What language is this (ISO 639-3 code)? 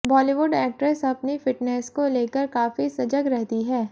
hin